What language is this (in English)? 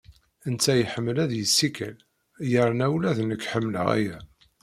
Kabyle